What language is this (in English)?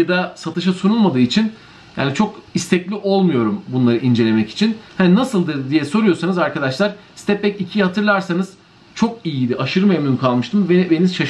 Turkish